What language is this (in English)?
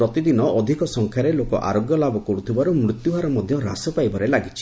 Odia